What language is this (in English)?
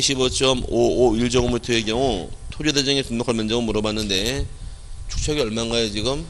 Korean